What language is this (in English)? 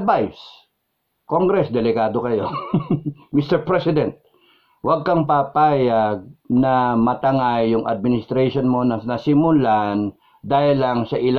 Filipino